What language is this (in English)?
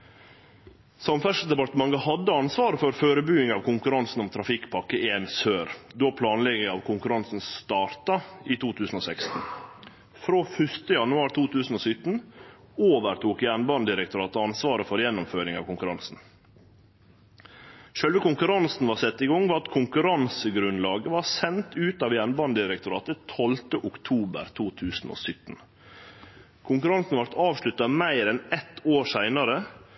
Norwegian Nynorsk